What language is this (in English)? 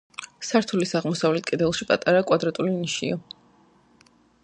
Georgian